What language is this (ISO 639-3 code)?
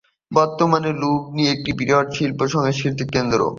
ben